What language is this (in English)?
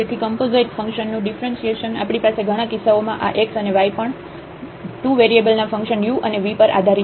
Gujarati